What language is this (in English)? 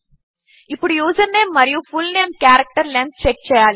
Telugu